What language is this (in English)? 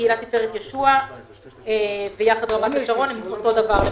Hebrew